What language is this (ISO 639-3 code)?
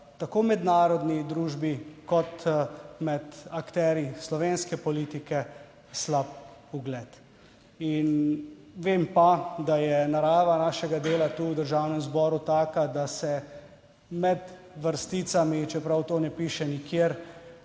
slv